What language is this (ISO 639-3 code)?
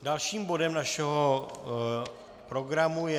ces